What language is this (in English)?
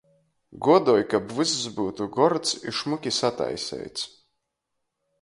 Latgalian